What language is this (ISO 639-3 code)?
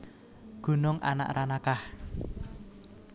jav